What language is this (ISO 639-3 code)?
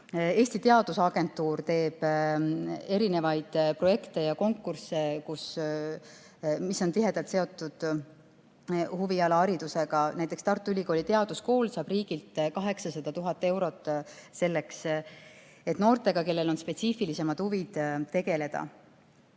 est